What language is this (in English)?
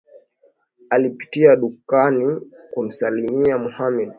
Swahili